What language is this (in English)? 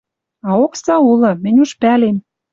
Western Mari